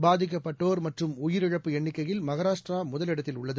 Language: Tamil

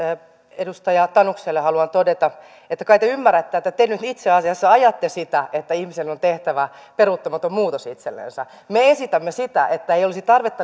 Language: Finnish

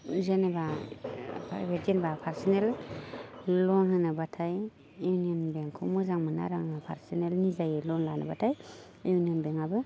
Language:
Bodo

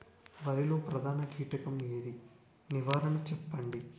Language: Telugu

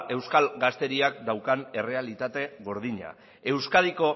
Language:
Basque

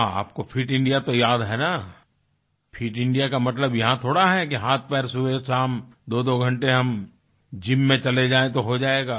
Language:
Hindi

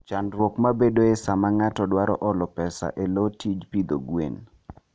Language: Luo (Kenya and Tanzania)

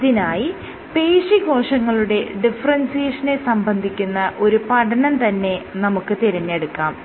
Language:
Malayalam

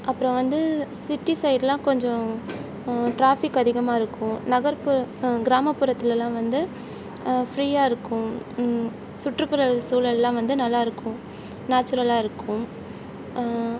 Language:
Tamil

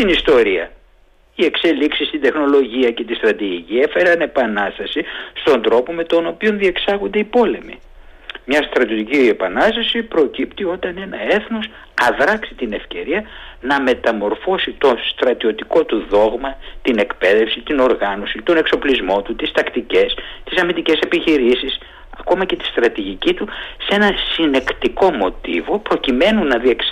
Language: Greek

